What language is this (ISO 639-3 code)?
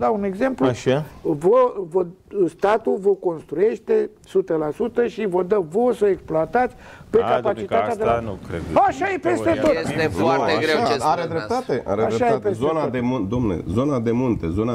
ron